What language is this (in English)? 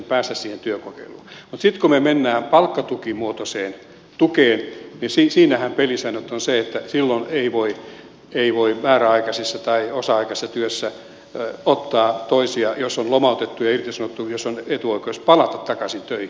Finnish